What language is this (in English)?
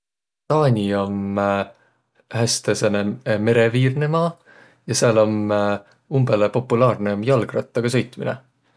Võro